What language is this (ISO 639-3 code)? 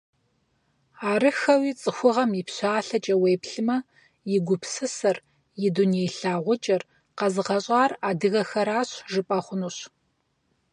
kbd